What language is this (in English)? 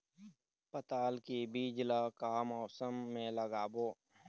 Chhattisgarhi